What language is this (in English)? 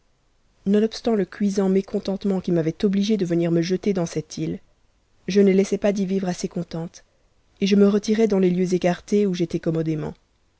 French